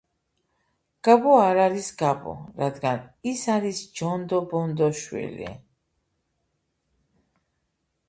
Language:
Georgian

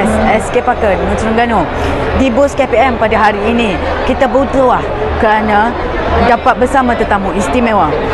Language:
Malay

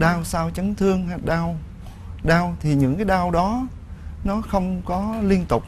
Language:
Vietnamese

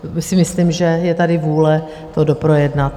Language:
Czech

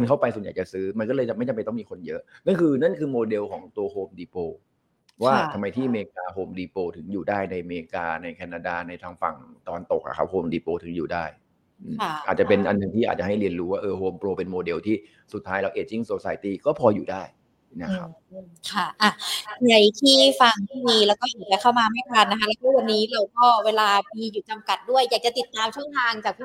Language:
Thai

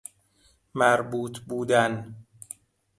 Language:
Persian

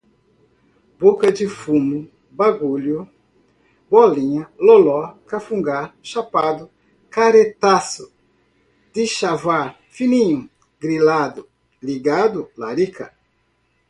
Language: Portuguese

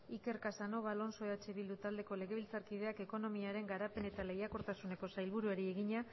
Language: Basque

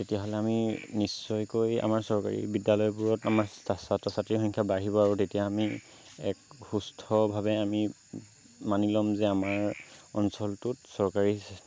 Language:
Assamese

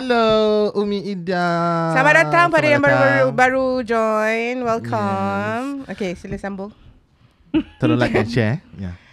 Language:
Malay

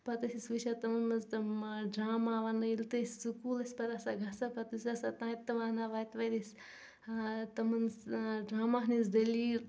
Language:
Kashmiri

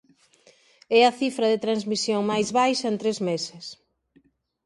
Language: Galician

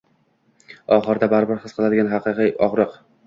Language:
Uzbek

